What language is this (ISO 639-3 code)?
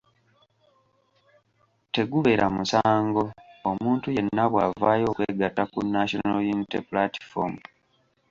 lug